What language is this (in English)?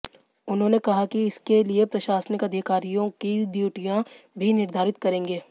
Hindi